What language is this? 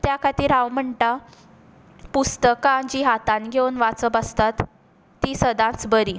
Konkani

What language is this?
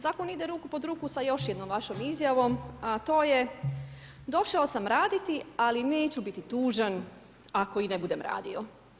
Croatian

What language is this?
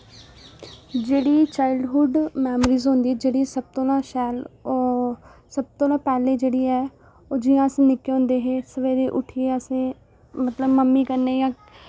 Dogri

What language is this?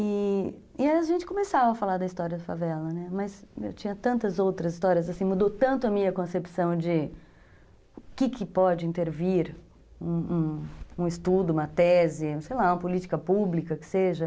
Portuguese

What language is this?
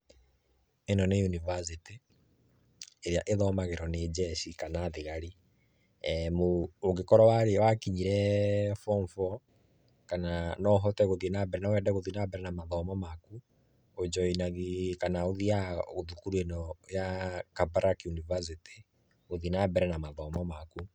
Kikuyu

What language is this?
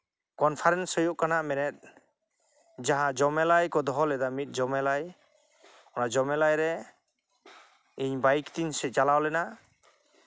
Santali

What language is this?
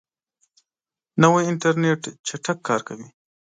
Pashto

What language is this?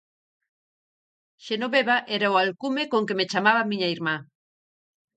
Galician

